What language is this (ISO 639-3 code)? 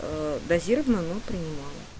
rus